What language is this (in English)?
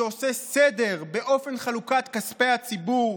Hebrew